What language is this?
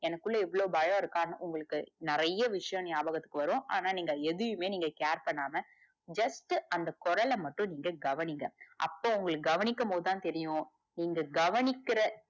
Tamil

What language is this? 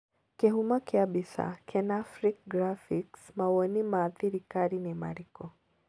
Kikuyu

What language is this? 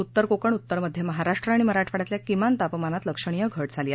Marathi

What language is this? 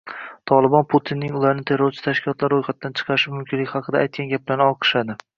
Uzbek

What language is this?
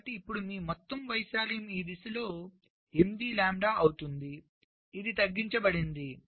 Telugu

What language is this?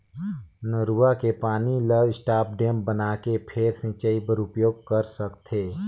Chhattisgarhi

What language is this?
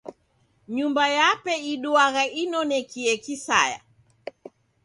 Taita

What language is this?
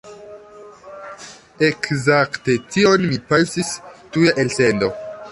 Esperanto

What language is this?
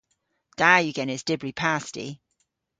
Cornish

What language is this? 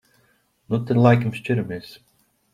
Latvian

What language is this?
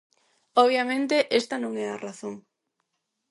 Galician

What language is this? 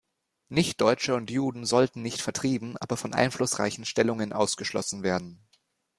German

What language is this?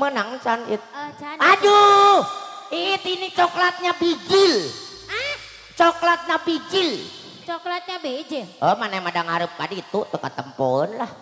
Indonesian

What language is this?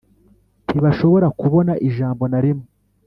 Kinyarwanda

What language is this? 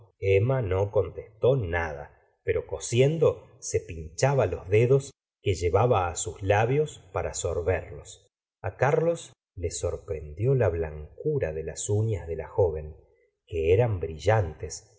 Spanish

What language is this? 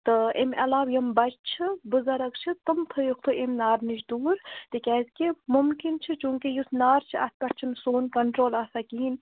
Kashmiri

